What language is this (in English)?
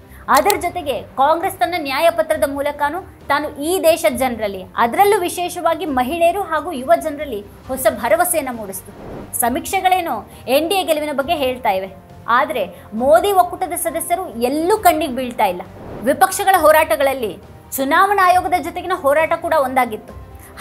Kannada